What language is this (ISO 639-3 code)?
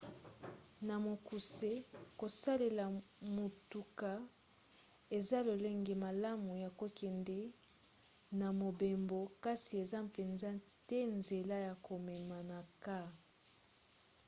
lin